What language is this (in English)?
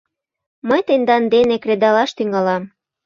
Mari